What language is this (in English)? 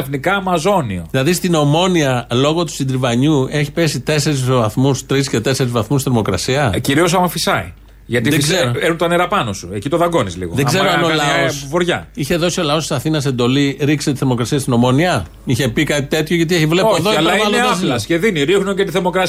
Greek